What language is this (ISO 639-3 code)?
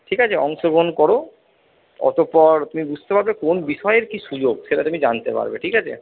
ben